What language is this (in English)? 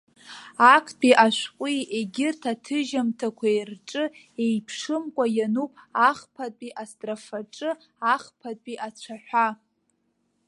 Abkhazian